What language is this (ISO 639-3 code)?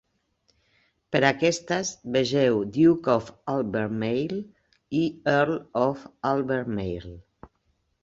cat